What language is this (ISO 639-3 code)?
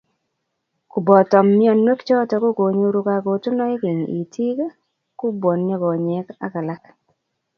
kln